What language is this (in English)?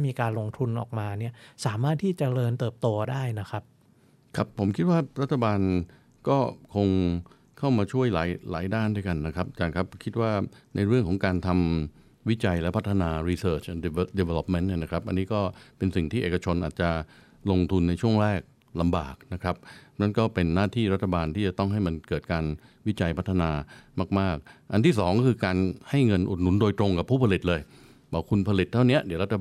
Thai